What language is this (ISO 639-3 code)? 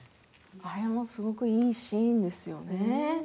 jpn